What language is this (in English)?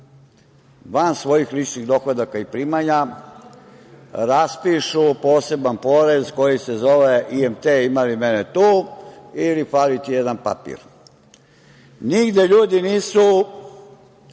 Serbian